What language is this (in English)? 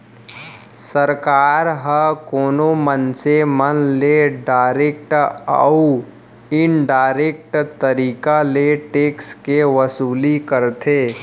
Chhattisgarhi